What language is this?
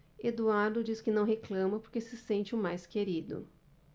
Portuguese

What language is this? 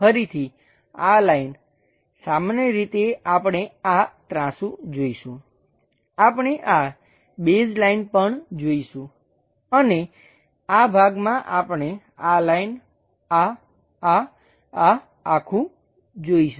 Gujarati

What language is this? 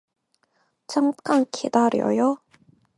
Korean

